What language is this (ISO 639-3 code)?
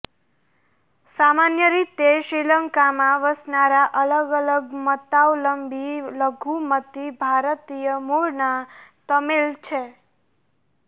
guj